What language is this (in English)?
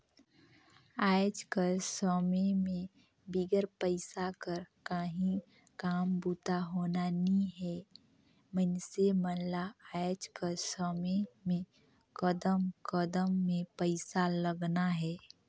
Chhattisgarhi